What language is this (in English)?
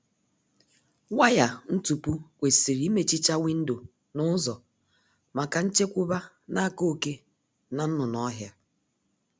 Igbo